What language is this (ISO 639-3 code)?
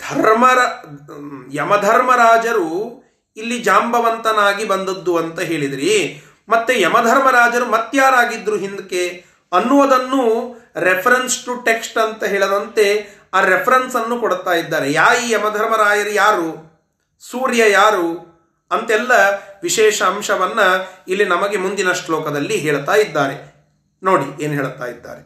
kan